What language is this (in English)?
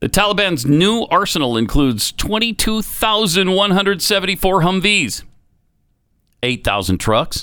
English